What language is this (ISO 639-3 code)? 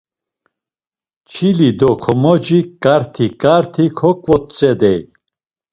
lzz